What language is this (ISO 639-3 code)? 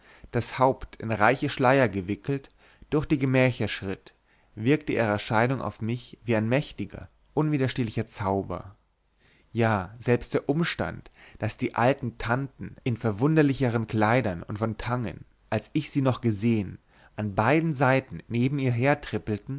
deu